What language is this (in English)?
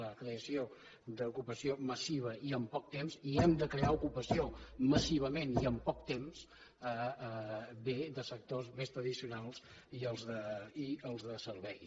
Catalan